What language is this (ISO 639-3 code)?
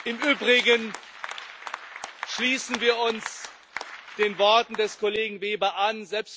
deu